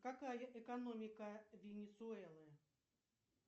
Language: Russian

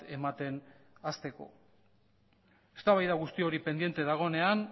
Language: Basque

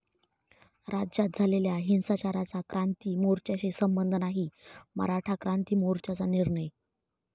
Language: Marathi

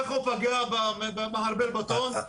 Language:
Hebrew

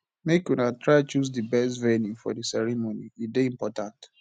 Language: Nigerian Pidgin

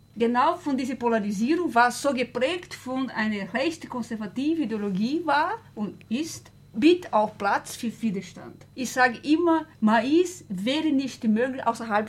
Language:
German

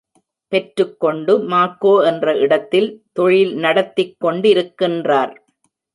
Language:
Tamil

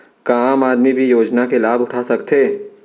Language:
Chhattisgarhi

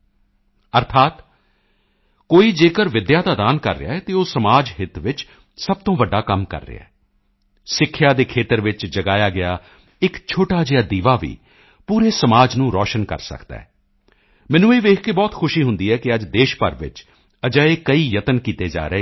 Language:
Punjabi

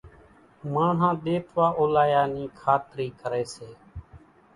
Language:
Kachi Koli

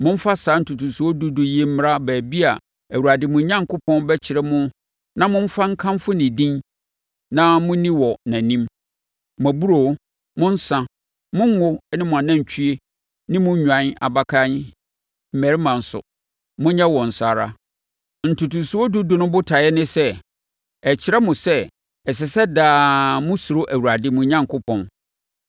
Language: Akan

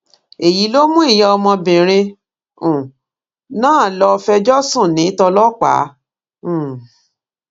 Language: Yoruba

